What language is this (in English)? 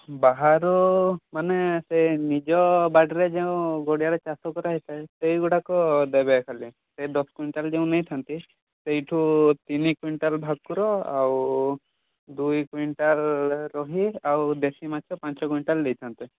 Odia